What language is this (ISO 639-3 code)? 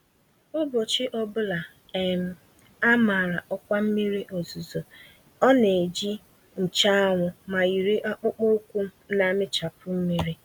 ibo